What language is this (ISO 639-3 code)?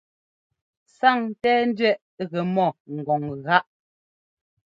jgo